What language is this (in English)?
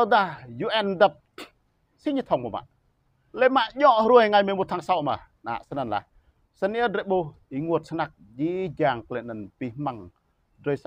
Vietnamese